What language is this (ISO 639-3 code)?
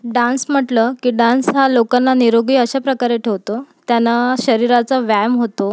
mar